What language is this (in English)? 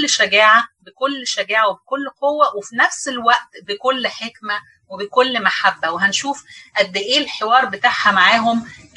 Arabic